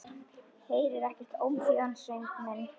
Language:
Icelandic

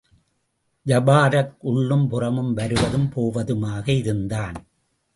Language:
Tamil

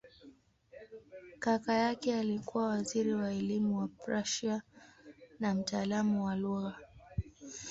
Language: Swahili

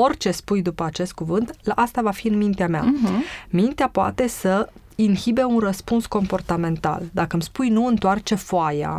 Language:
Romanian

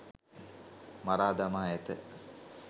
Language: Sinhala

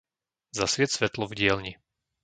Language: Slovak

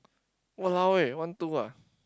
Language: English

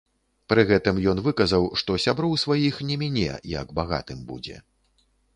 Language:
Belarusian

